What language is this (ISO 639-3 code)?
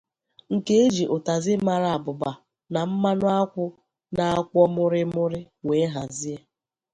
ibo